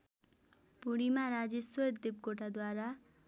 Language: Nepali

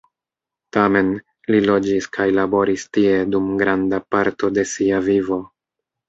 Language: Esperanto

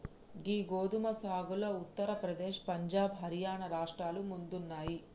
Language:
Telugu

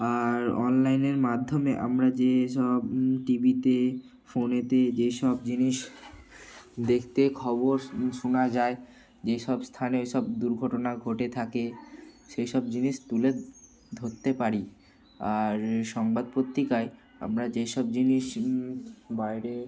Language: Bangla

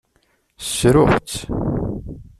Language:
Kabyle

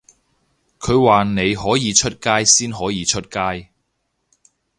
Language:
Cantonese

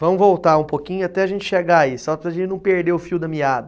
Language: Portuguese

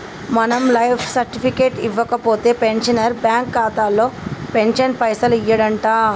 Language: Telugu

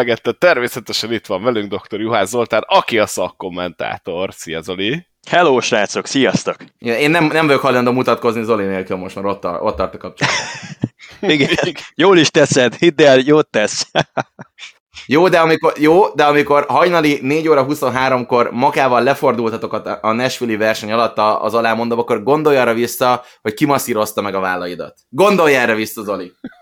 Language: Hungarian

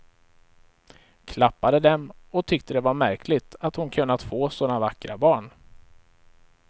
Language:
Swedish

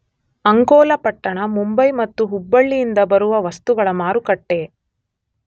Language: Kannada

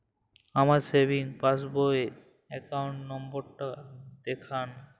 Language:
Bangla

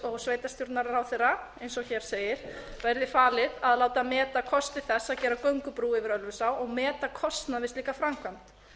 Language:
Icelandic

